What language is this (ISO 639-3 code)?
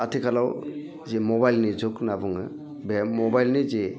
brx